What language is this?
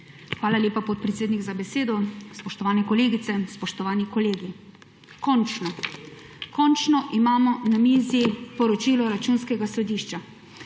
Slovenian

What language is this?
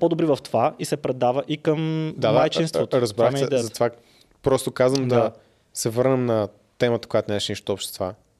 Bulgarian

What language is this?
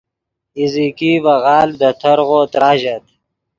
Yidgha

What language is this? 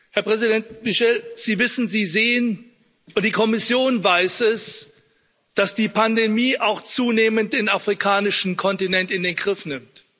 German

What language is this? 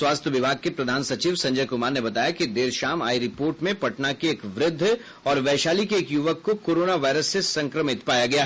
Hindi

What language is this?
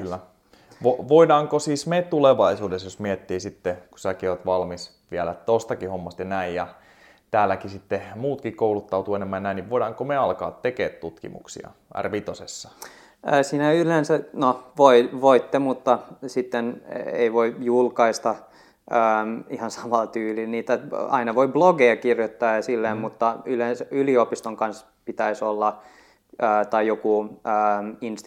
Finnish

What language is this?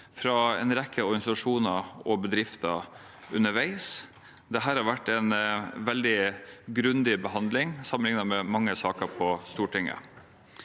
Norwegian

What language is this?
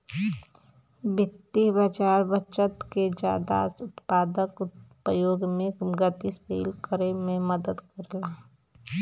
Bhojpuri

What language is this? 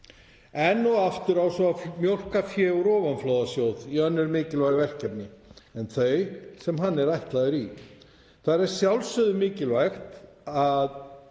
Icelandic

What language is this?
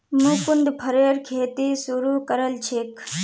Magahi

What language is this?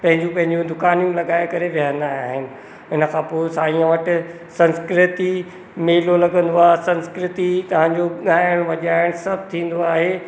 Sindhi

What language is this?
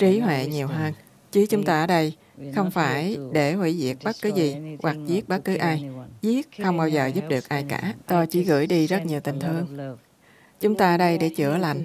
Vietnamese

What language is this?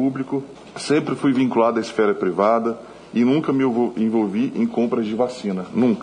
Portuguese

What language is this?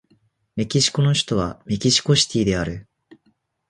Japanese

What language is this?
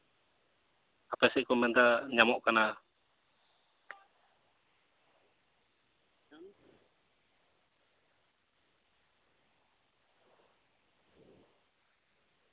Santali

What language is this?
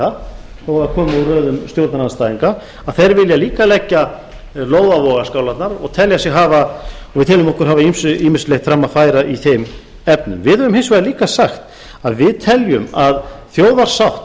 Icelandic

